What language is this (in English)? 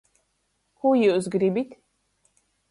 Latgalian